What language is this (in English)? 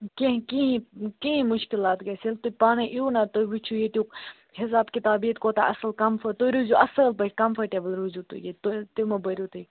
Kashmiri